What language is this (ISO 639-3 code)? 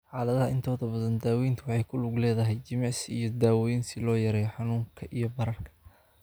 som